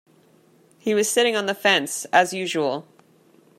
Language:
English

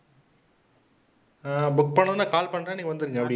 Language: Tamil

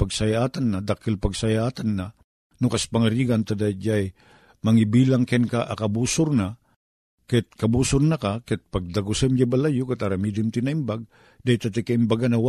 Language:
Filipino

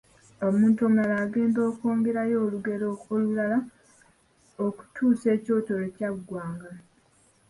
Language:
Ganda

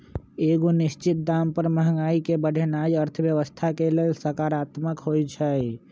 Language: Magahi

